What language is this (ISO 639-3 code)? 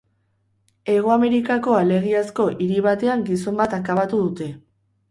eus